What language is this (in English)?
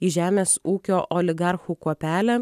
Lithuanian